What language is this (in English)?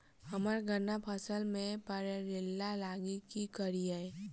Maithili